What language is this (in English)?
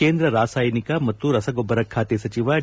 Kannada